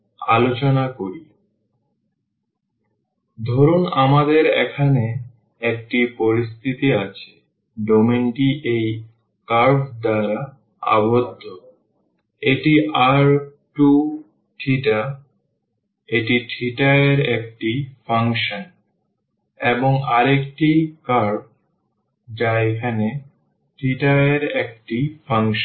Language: Bangla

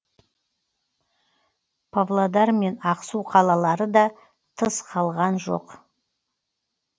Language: Kazakh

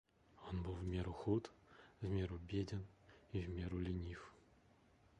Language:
Russian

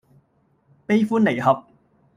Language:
Cantonese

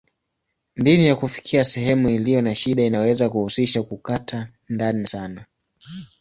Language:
Swahili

